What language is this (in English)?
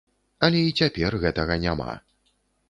Belarusian